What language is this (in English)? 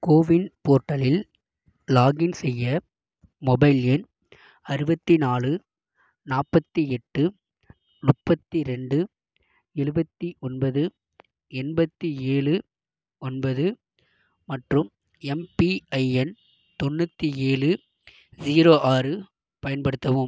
Tamil